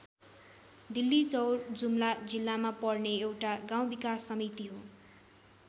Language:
Nepali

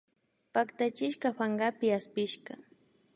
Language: Imbabura Highland Quichua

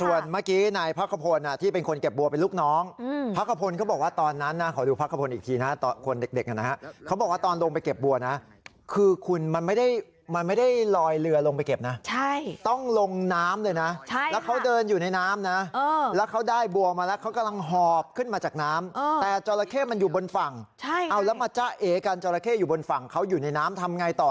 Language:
Thai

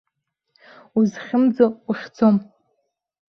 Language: Abkhazian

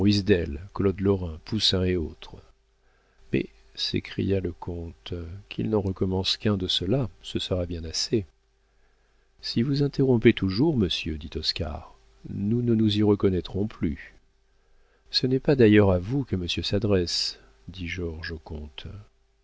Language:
French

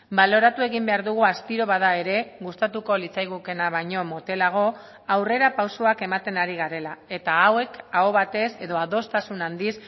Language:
Basque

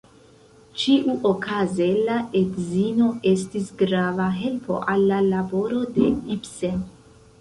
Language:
Esperanto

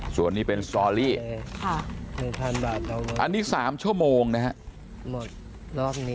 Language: Thai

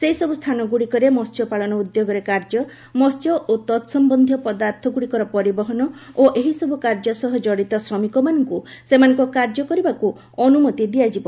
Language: Odia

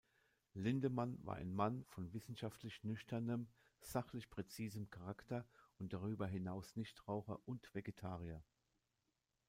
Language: German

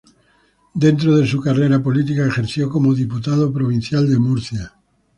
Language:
Spanish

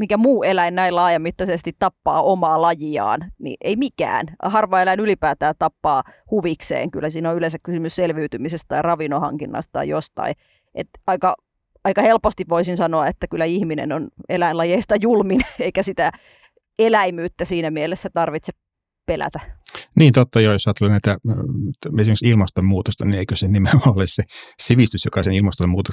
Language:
Finnish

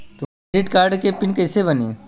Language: Bhojpuri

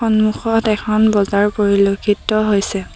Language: Assamese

